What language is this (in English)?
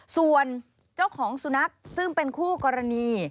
Thai